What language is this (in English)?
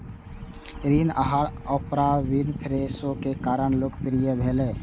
Maithili